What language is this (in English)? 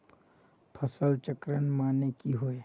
Magahi